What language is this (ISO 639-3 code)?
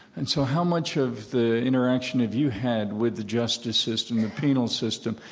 eng